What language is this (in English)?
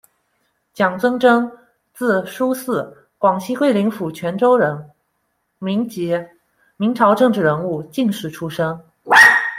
Chinese